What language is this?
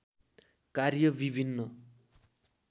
Nepali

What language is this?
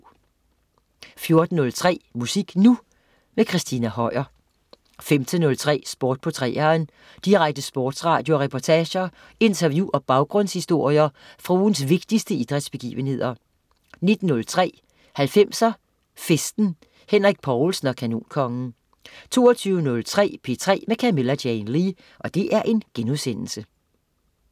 Danish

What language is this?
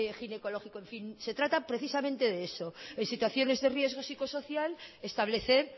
Spanish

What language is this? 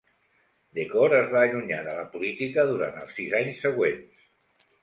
Catalan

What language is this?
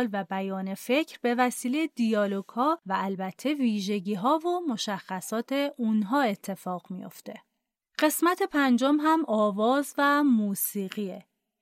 Persian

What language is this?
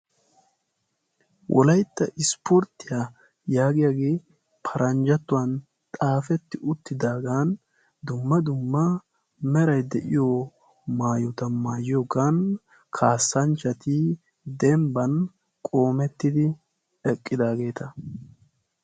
Wolaytta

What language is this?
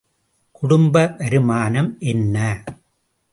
Tamil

